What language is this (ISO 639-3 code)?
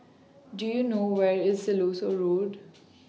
eng